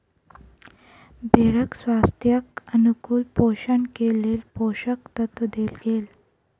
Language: Maithili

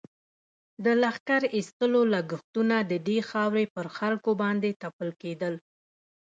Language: Pashto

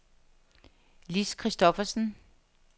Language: Danish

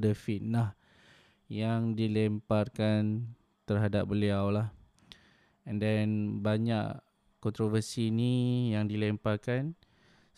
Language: Malay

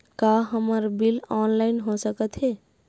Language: Chhattisgarhi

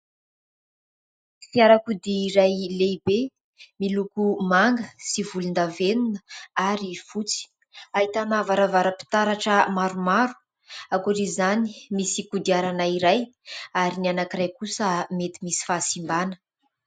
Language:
Malagasy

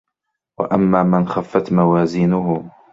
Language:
Arabic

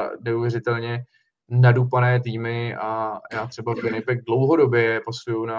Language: Czech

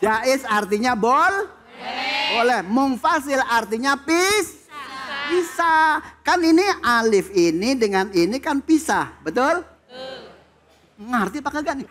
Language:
Indonesian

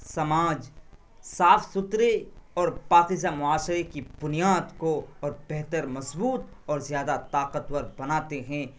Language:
Urdu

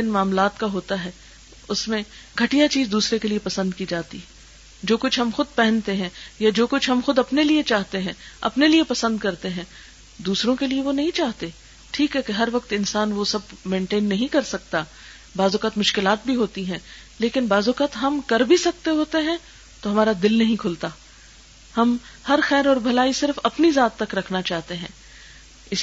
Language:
Urdu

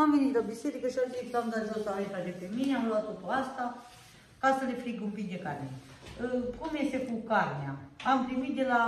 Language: Romanian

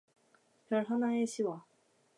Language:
Korean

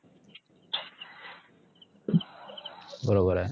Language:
Marathi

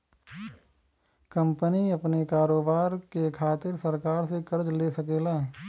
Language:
Bhojpuri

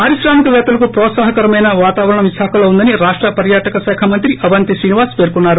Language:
Telugu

